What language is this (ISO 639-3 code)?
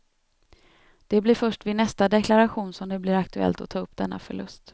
swe